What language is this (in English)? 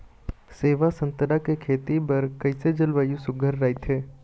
Chhattisgarhi